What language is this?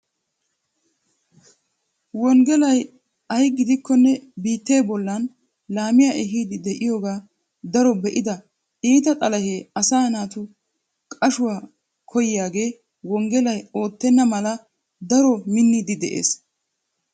Wolaytta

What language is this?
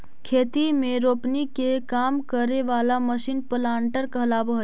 Magahi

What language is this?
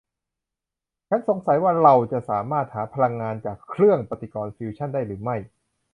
Thai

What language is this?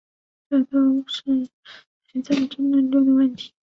Chinese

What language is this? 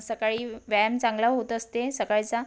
Marathi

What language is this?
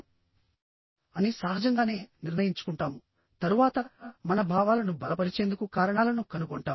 Telugu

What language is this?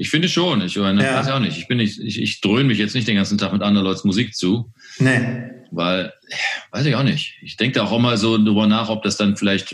German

